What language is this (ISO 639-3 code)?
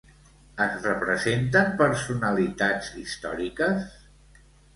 cat